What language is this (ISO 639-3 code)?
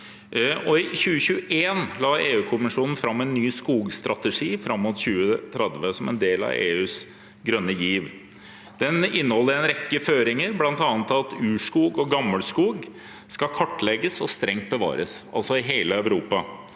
nor